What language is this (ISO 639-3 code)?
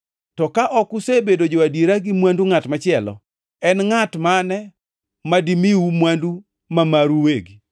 luo